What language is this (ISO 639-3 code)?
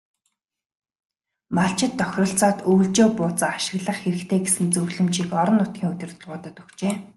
mon